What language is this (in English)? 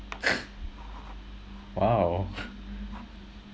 English